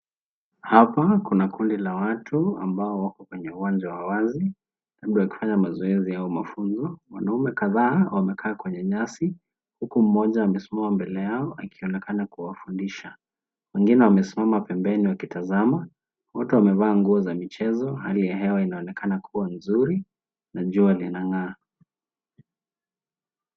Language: Swahili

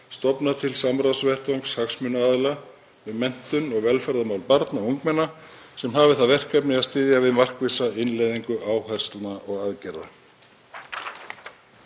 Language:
Icelandic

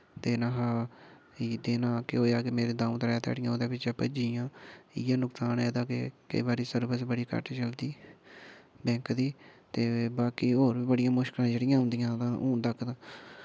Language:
Dogri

